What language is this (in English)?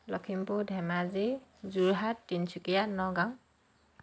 Assamese